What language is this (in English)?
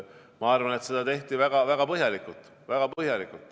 Estonian